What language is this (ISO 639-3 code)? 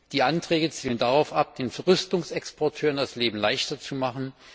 deu